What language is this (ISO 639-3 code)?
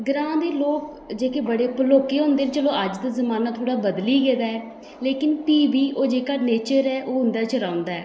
doi